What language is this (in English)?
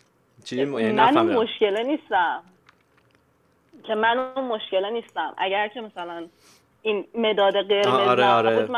Persian